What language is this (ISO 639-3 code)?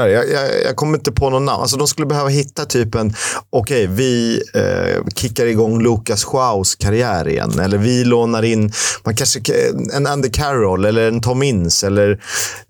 swe